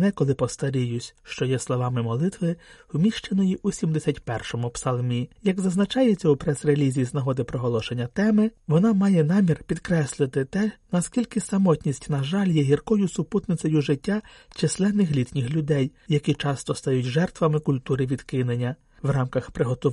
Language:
Ukrainian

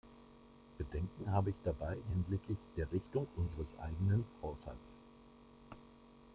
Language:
German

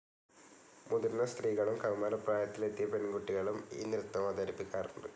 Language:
Malayalam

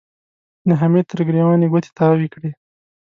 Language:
Pashto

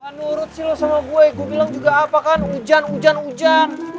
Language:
Indonesian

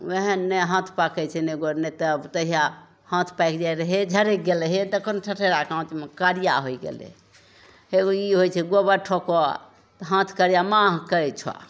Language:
Maithili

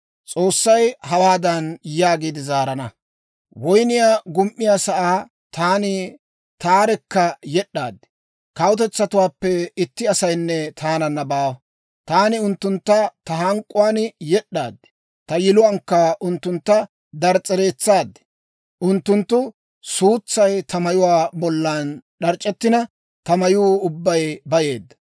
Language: Dawro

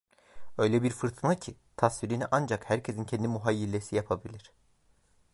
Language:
Turkish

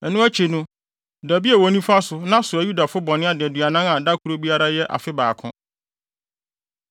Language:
Akan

